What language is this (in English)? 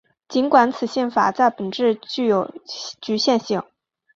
Chinese